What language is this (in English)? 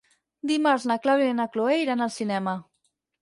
Catalan